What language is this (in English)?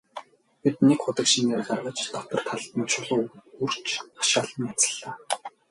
Mongolian